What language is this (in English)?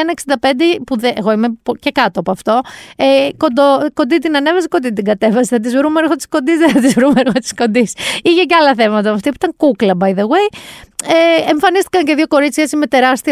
Greek